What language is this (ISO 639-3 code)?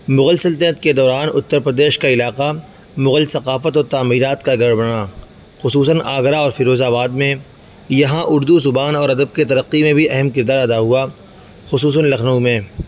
urd